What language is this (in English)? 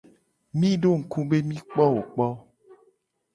Gen